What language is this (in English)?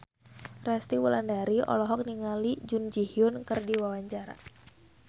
Sundanese